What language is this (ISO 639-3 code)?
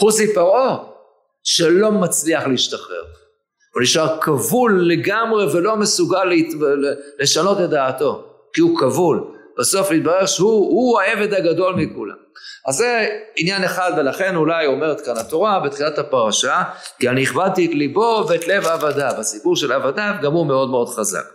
heb